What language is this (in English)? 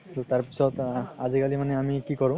Assamese